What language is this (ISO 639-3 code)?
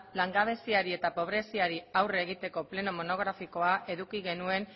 eus